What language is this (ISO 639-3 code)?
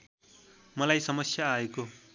nep